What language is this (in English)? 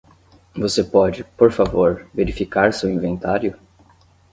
Portuguese